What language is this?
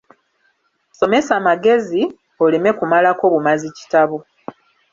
Ganda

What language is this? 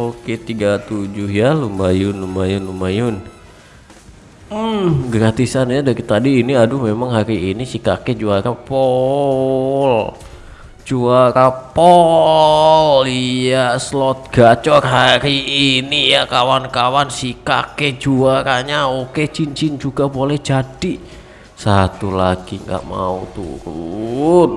Indonesian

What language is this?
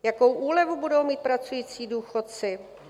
Czech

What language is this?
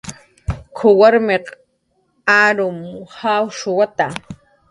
Jaqaru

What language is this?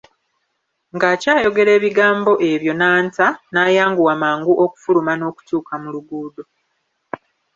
Ganda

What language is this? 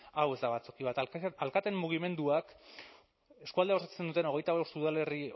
Basque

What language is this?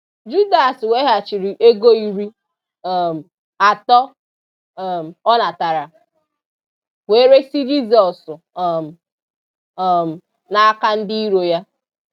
Igbo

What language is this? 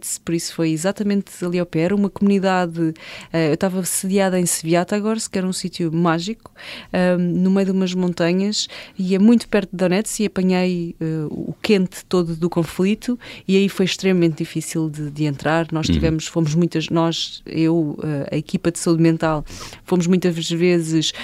Portuguese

